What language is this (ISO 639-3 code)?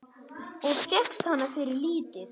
isl